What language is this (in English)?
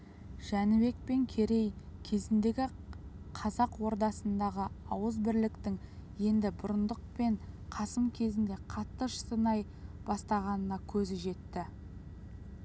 Kazakh